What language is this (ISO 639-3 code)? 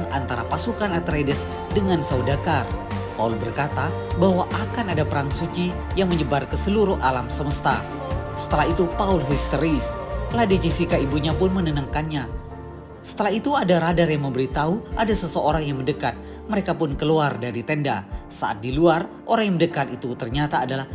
ind